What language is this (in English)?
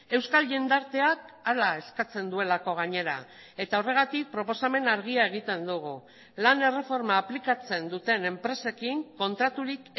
Basque